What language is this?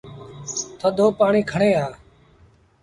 Sindhi Bhil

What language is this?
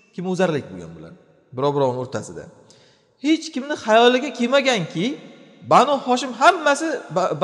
Turkish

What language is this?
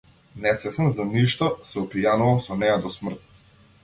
Macedonian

